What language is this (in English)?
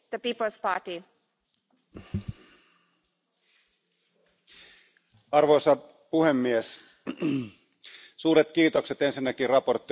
Finnish